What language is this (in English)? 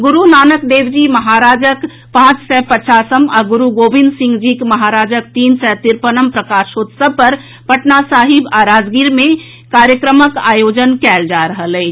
Maithili